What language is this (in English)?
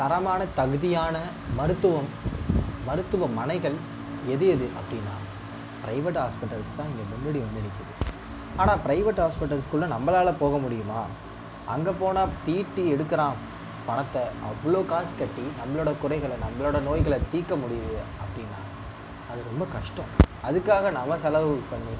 Tamil